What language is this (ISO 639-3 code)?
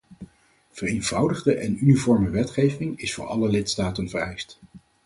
nld